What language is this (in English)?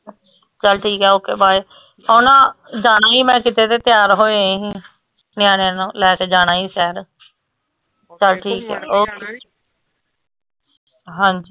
Punjabi